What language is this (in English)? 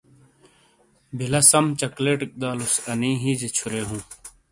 Shina